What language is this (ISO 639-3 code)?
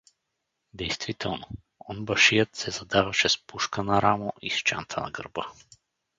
bul